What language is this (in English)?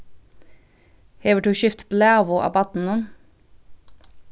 Faroese